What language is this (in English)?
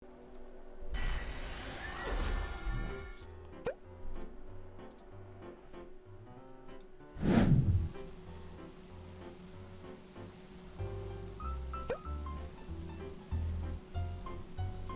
Korean